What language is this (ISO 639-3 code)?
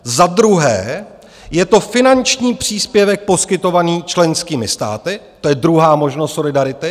ces